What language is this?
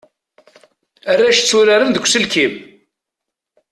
Kabyle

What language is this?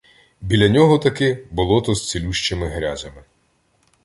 Ukrainian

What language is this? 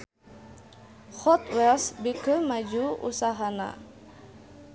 Sundanese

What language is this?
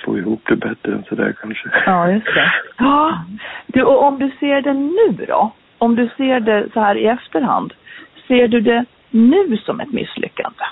Swedish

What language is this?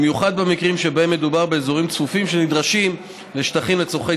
Hebrew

